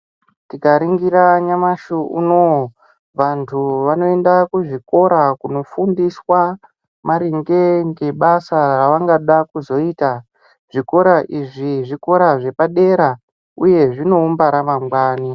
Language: Ndau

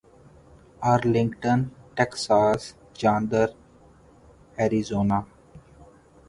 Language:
Urdu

